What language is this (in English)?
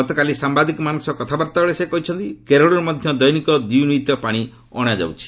Odia